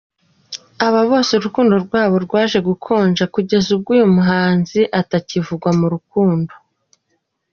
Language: Kinyarwanda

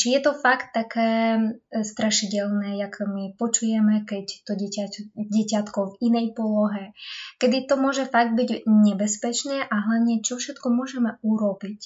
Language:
Slovak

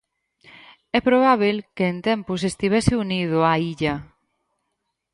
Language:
Galician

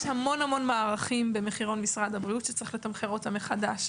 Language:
Hebrew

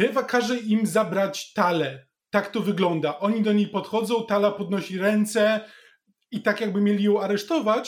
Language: Polish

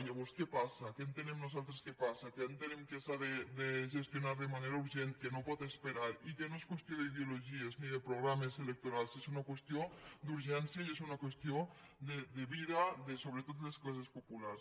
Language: Catalan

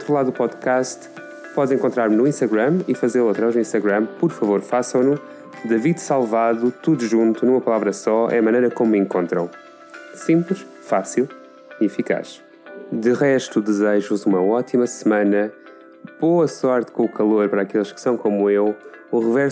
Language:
Portuguese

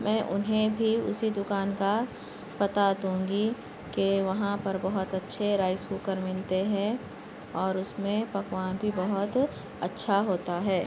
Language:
Urdu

